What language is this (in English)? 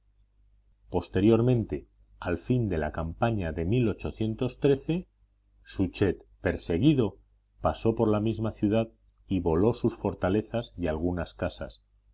Spanish